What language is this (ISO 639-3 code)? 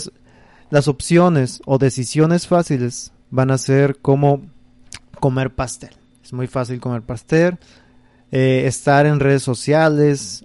spa